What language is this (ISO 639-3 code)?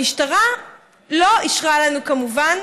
heb